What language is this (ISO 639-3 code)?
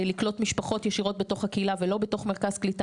heb